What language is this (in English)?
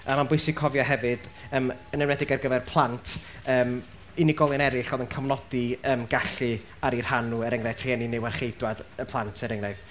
Welsh